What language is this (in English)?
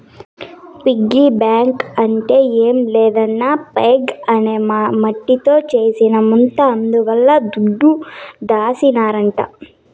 Telugu